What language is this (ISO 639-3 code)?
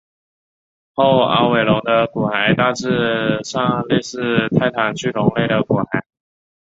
zho